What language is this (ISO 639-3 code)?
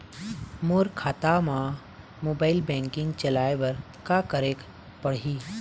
hne